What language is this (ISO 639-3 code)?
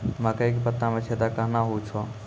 mai